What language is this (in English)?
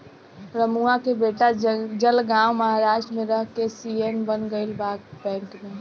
Bhojpuri